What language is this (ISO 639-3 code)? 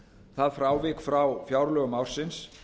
isl